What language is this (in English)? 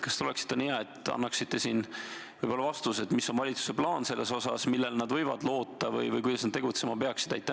Estonian